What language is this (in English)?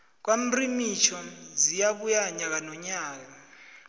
South Ndebele